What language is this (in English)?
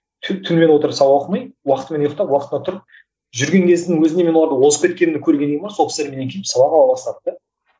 Kazakh